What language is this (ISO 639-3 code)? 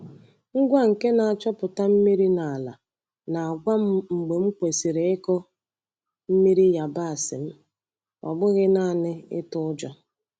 ibo